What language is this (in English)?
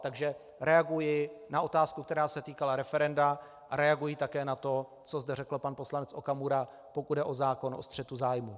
Czech